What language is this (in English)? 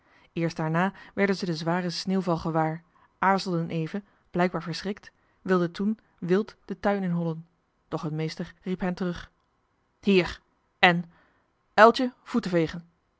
Dutch